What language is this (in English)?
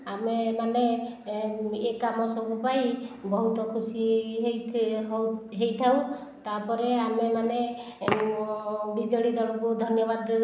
Odia